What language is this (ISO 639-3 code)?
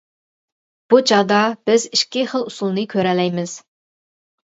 uig